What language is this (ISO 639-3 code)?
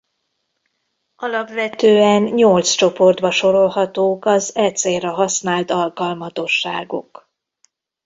hun